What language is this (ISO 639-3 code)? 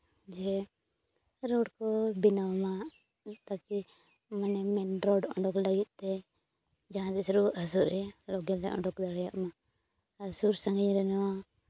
sat